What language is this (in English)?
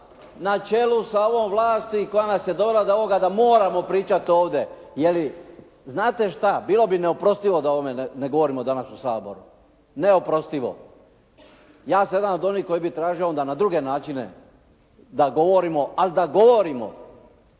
Croatian